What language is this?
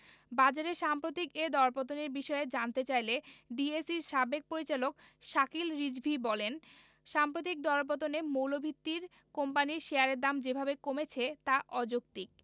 Bangla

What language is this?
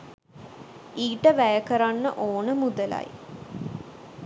Sinhala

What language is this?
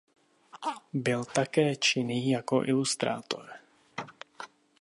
Czech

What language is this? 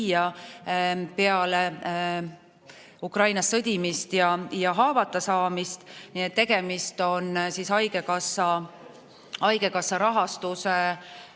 Estonian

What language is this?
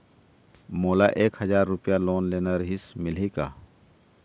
Chhattisgarhi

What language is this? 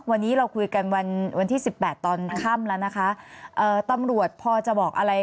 Thai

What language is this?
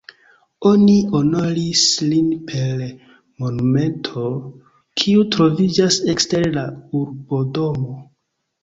Esperanto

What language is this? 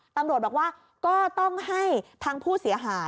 Thai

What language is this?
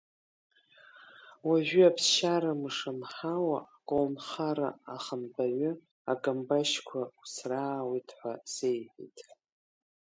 Abkhazian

